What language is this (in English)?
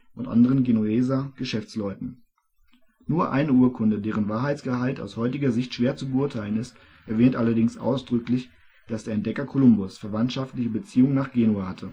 German